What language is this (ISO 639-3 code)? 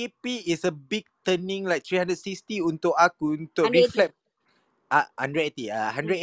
msa